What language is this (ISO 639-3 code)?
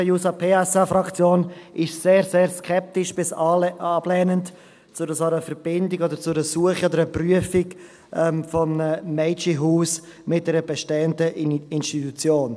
gsw